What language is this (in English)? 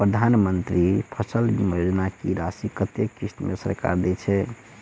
Maithili